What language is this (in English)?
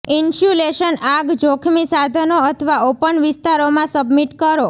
Gujarati